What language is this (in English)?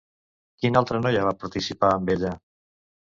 Catalan